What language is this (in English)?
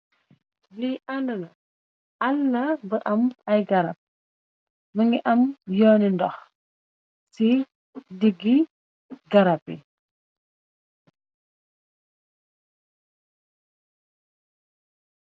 Wolof